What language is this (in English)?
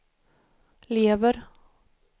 Swedish